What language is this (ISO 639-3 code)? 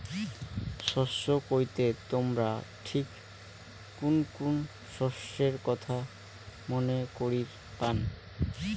ben